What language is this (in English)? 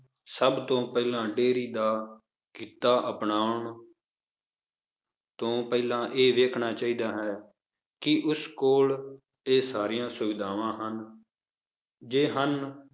Punjabi